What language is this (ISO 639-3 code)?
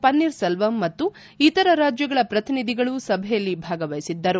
kan